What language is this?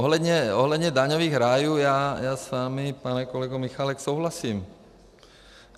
Czech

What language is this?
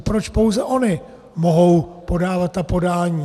Czech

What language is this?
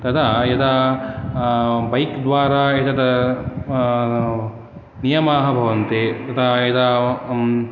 Sanskrit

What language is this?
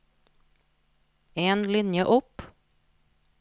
Norwegian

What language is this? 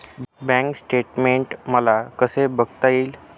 Marathi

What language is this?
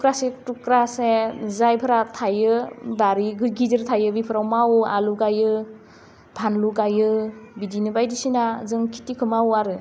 Bodo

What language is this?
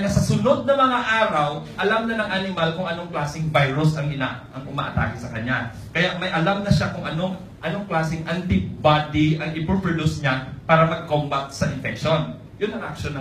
Filipino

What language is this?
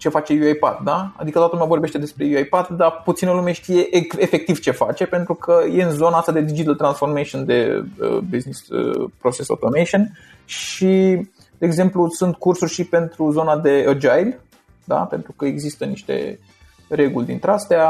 Romanian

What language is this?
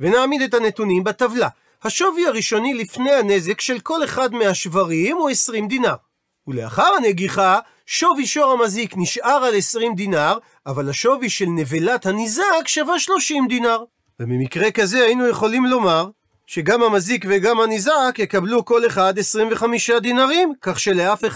Hebrew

